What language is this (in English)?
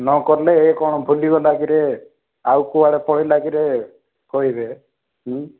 Odia